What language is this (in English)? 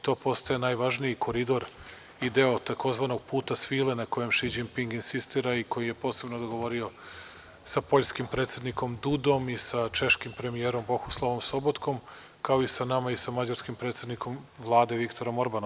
Serbian